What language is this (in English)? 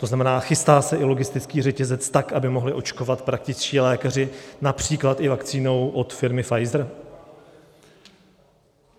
Czech